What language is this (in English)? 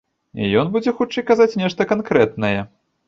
Belarusian